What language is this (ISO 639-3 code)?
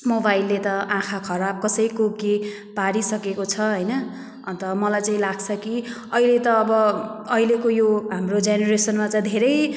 nep